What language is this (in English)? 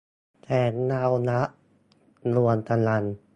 Thai